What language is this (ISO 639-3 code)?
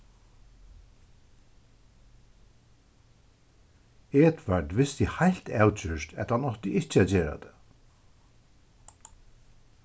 fao